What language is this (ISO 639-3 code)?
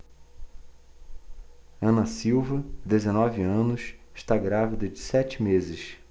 por